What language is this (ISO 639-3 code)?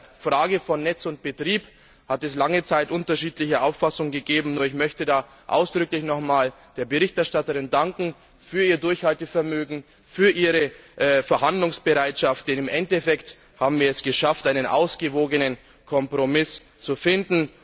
deu